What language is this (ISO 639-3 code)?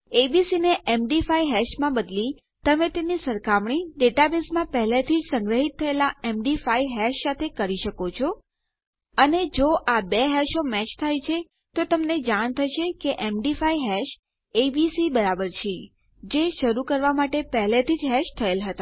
guj